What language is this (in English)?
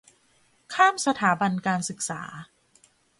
Thai